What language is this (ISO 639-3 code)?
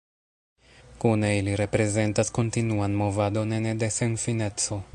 epo